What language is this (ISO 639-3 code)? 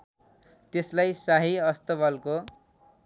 nep